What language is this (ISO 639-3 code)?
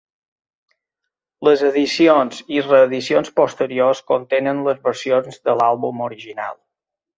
cat